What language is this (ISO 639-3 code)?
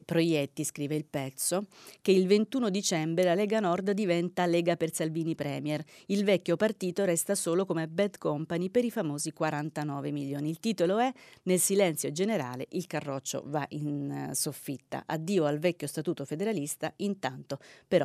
ita